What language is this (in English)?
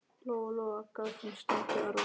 Icelandic